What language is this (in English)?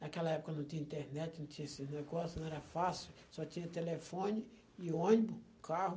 Portuguese